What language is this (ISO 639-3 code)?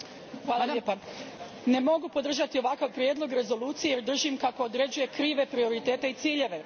hrv